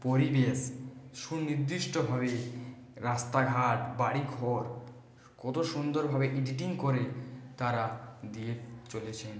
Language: Bangla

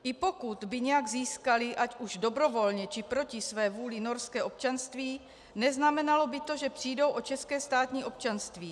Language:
Czech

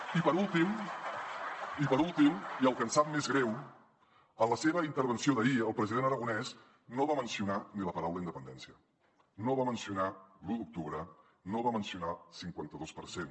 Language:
Catalan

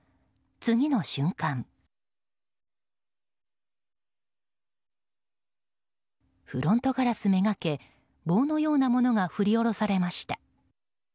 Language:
Japanese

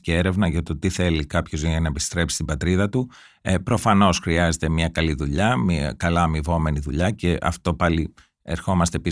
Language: Greek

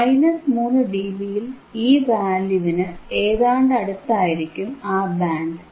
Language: Malayalam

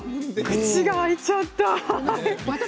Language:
Japanese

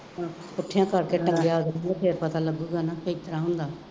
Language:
Punjabi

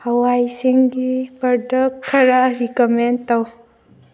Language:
Manipuri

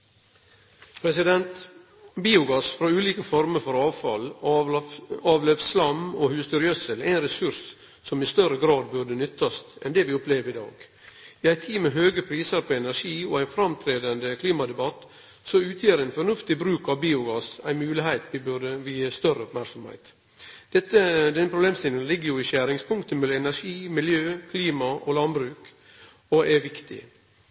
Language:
Norwegian Nynorsk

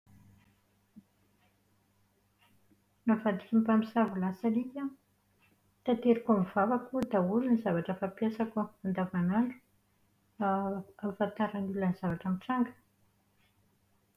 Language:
Malagasy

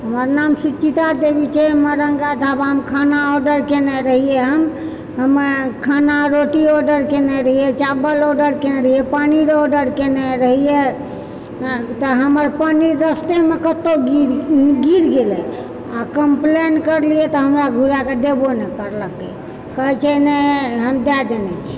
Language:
Maithili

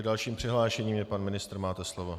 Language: Czech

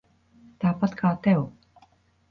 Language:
Latvian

